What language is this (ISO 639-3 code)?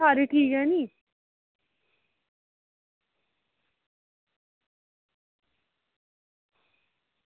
doi